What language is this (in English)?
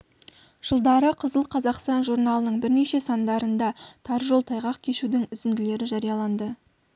Kazakh